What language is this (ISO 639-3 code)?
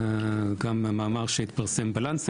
heb